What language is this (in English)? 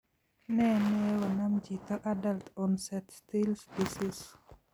Kalenjin